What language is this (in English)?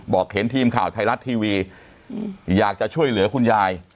Thai